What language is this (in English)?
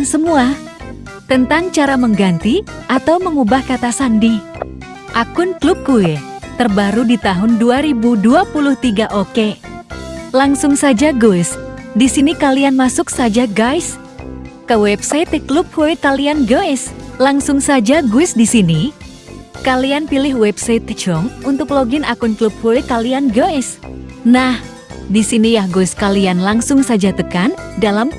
Indonesian